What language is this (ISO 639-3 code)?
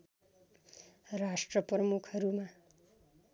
nep